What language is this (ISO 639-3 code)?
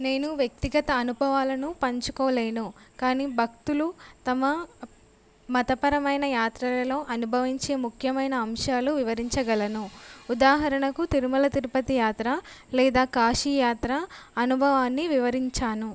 tel